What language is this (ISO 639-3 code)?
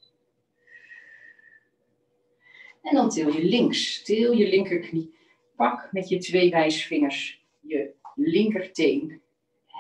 nld